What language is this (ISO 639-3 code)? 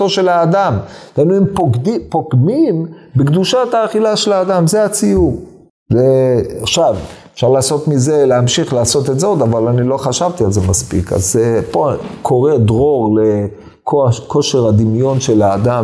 heb